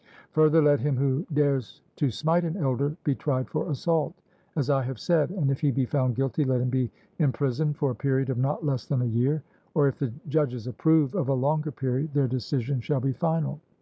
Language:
English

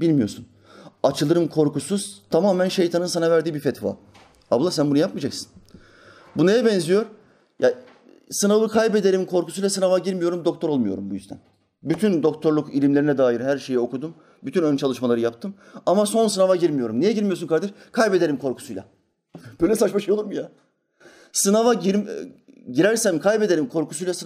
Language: Turkish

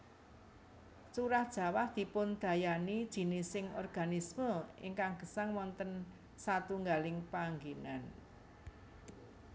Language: Javanese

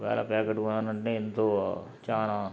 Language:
Telugu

